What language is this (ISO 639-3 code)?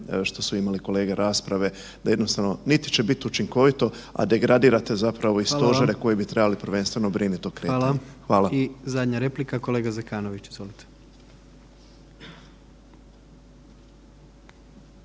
hrv